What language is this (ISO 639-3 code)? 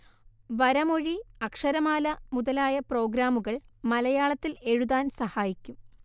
mal